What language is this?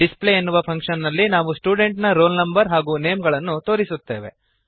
Kannada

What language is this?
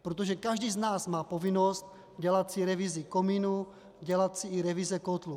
Czech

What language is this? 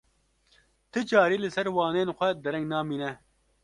Kurdish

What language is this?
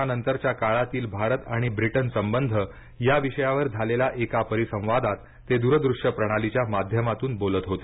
Marathi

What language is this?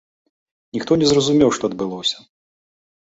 Belarusian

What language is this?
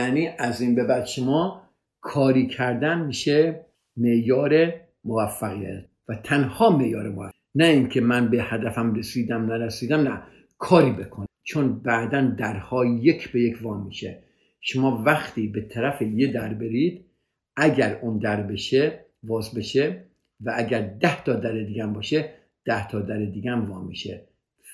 Persian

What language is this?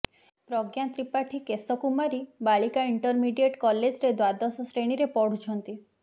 Odia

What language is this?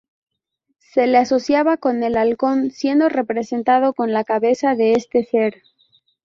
Spanish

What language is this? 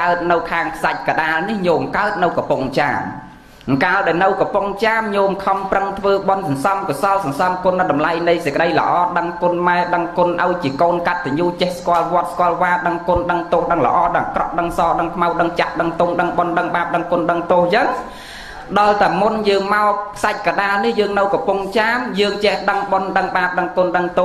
Vietnamese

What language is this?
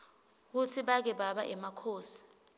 Swati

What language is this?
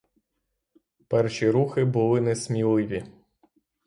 Ukrainian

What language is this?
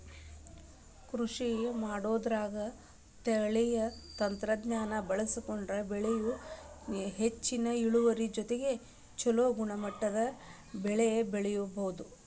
Kannada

